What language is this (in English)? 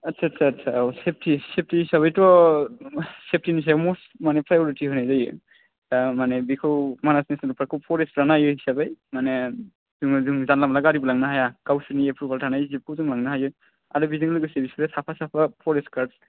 Bodo